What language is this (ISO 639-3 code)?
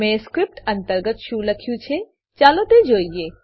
guj